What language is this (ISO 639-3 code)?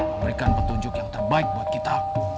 ind